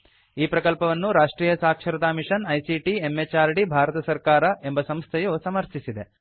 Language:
Kannada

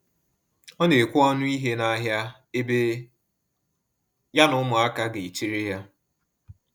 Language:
Igbo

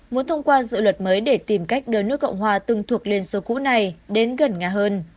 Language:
Vietnamese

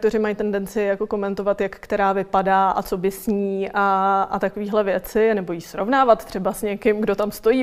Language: Czech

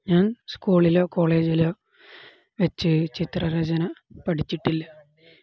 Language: Malayalam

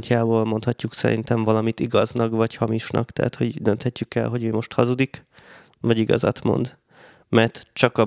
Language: Hungarian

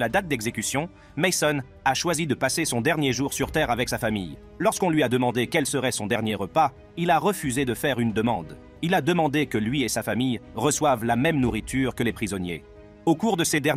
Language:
French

